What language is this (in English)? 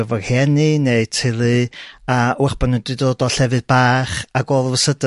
Welsh